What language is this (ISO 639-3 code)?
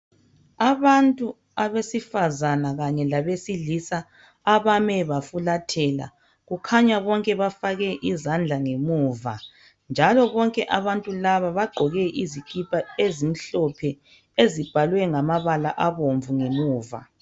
nde